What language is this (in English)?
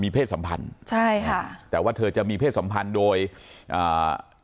Thai